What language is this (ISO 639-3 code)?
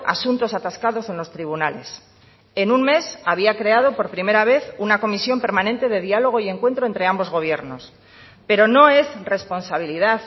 spa